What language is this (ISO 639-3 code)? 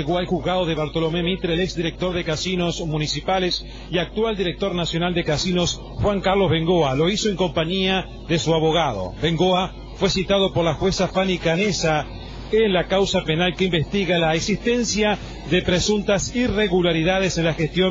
spa